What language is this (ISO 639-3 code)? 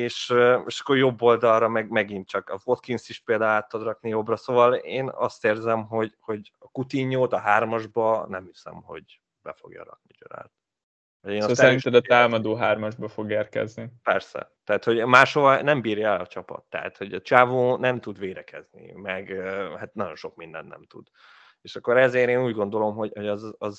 hun